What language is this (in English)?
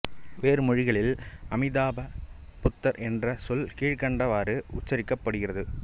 Tamil